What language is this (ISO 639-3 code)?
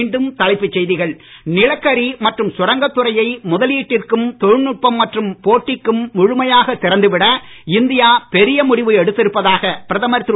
tam